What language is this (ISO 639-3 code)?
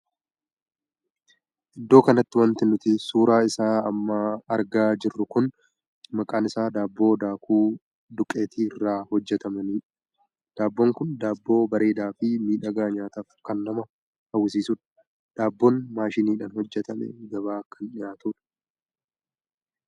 orm